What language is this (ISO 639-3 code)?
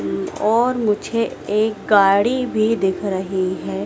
hin